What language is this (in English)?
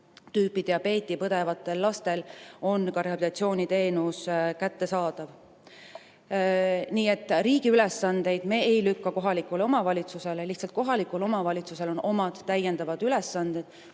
Estonian